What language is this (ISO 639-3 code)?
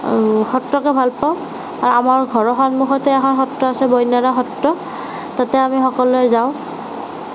asm